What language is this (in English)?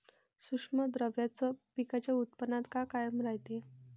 Marathi